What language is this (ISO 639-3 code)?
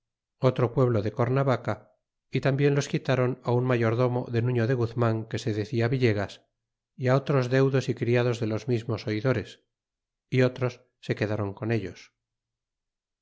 spa